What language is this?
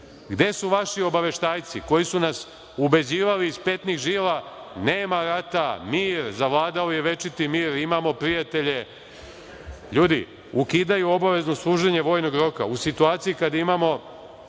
Serbian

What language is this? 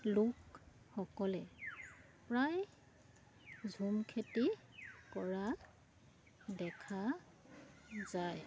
Assamese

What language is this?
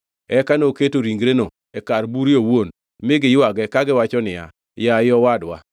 Luo (Kenya and Tanzania)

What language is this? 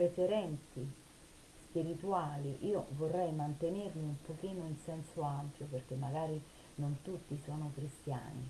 Italian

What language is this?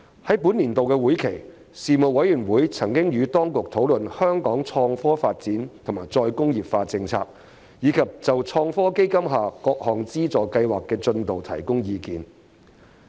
Cantonese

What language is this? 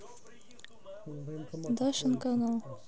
Russian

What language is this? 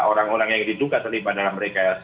Indonesian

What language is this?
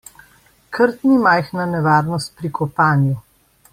Slovenian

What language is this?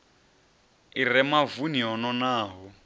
Venda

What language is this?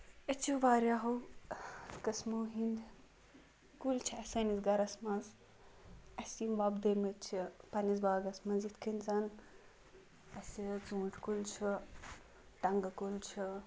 Kashmiri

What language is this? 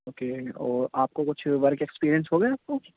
Urdu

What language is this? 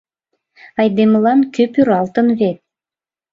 Mari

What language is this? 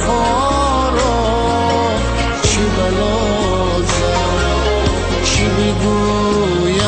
Persian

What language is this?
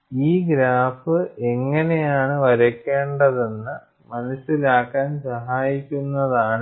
Malayalam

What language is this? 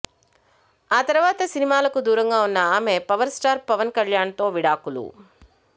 Telugu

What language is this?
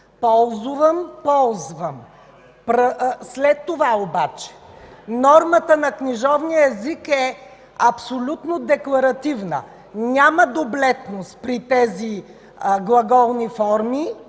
Bulgarian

